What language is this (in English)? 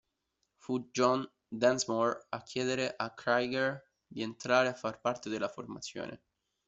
Italian